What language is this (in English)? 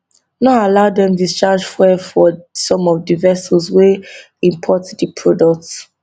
Nigerian Pidgin